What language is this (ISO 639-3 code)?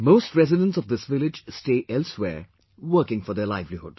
eng